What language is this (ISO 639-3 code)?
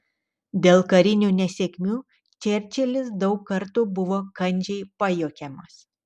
lit